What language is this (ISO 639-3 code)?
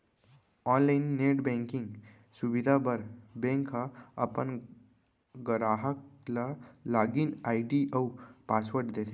hne